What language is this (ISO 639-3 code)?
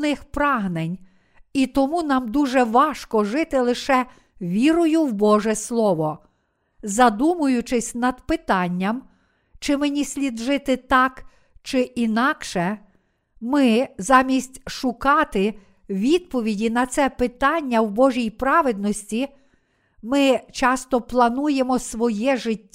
ukr